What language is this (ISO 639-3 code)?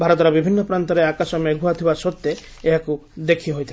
ori